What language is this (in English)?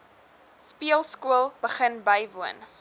Afrikaans